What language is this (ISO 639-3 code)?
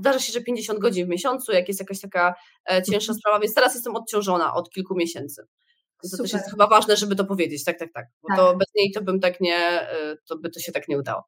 pol